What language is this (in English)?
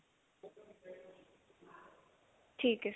Punjabi